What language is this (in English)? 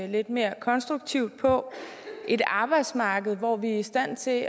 Danish